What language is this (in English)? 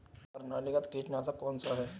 Hindi